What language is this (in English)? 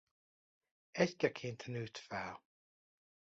Hungarian